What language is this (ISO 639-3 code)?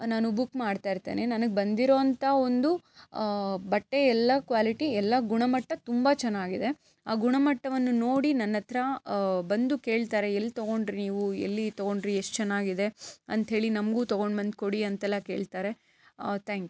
kan